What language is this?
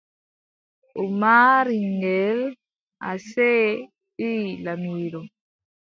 Adamawa Fulfulde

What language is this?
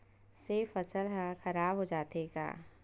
Chhattisgarhi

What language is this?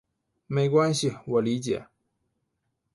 Chinese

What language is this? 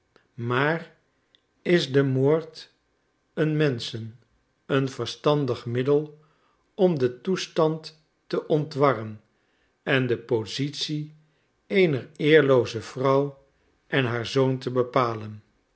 Dutch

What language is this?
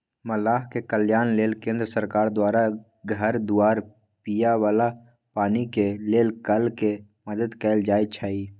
Magahi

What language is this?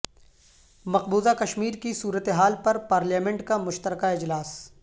Urdu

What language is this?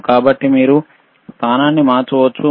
Telugu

